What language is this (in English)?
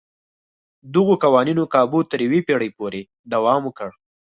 Pashto